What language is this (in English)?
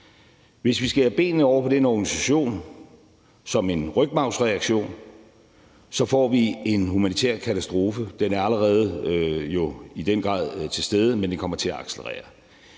Danish